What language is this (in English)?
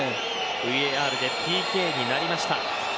Japanese